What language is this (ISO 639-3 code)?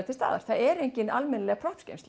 isl